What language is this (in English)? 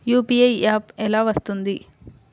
Telugu